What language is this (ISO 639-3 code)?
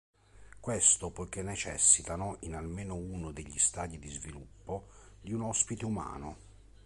ita